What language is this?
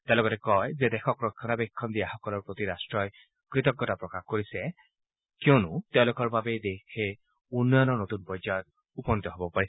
Assamese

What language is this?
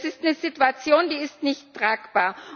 German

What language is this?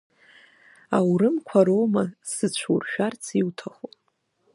Abkhazian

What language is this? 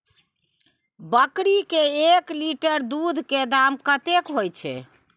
Maithili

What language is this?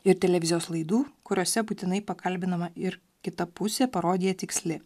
Lithuanian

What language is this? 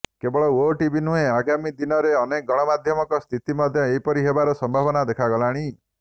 Odia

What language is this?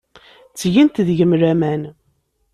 Kabyle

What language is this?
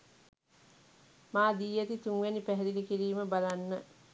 Sinhala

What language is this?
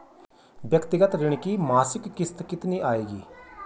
Hindi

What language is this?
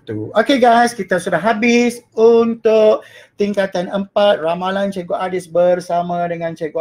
Malay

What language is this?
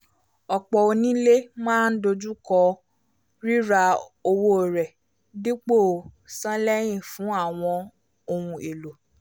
Yoruba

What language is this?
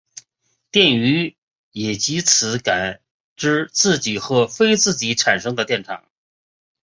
Chinese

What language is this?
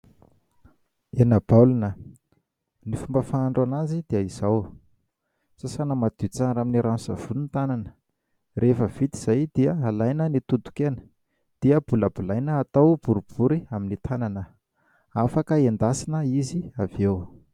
Malagasy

